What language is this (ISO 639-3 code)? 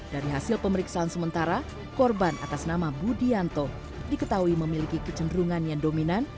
ind